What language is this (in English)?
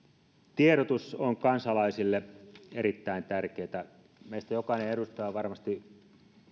Finnish